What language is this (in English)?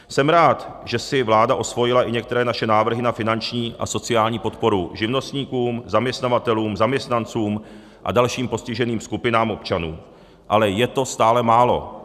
Czech